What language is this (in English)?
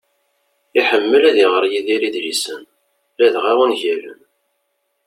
Kabyle